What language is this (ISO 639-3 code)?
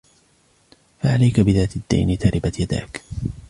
ara